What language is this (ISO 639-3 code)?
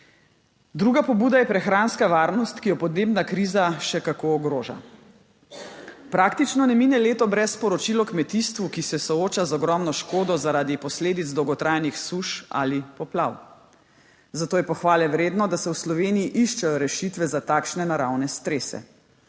slv